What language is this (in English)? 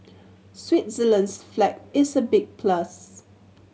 English